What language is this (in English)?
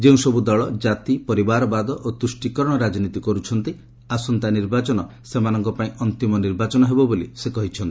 Odia